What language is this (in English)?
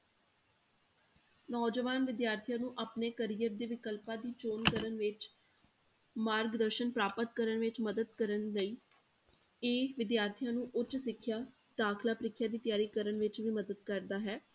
Punjabi